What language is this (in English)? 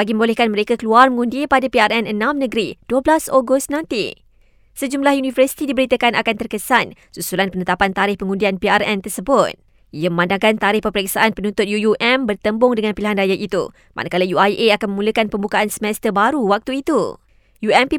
Malay